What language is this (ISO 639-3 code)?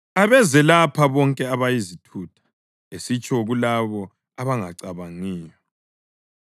nde